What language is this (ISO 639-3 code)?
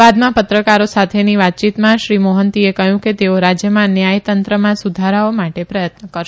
guj